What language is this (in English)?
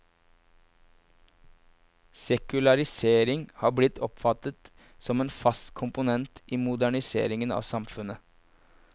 Norwegian